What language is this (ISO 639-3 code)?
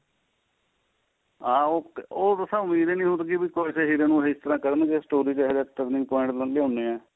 pan